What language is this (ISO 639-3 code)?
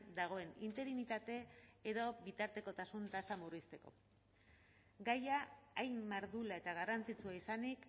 eus